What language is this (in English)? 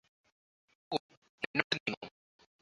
Malayalam